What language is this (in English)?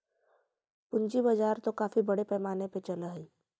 Magahi